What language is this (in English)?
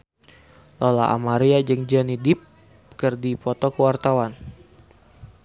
Sundanese